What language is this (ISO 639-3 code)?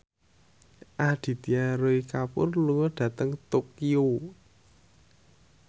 jav